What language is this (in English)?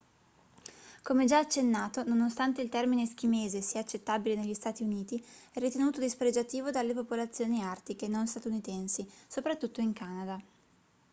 Italian